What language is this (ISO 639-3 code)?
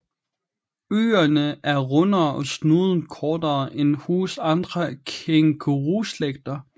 dan